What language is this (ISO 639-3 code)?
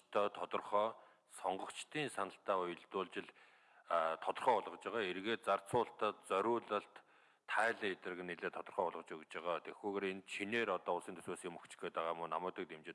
kor